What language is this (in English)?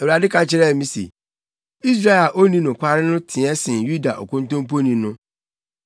Akan